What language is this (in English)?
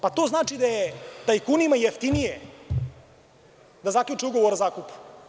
Serbian